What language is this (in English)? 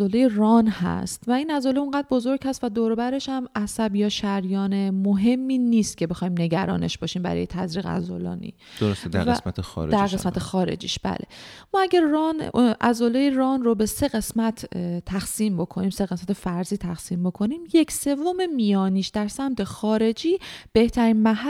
Persian